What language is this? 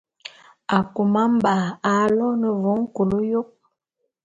Bulu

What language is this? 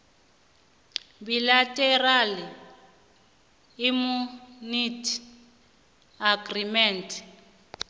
South Ndebele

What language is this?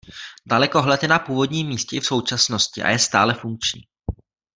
Czech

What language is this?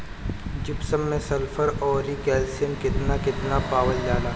Bhojpuri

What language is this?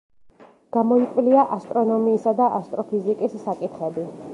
Georgian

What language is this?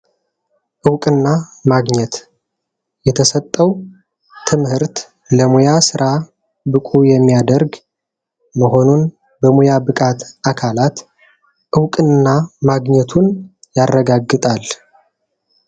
Amharic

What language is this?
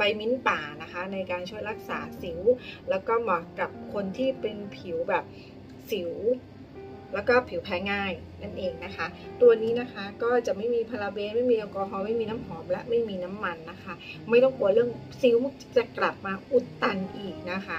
Thai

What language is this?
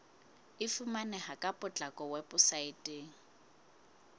Southern Sotho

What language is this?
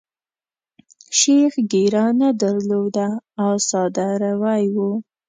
Pashto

